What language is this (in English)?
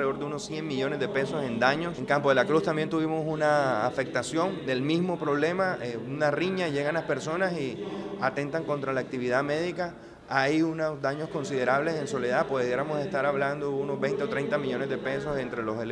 Spanish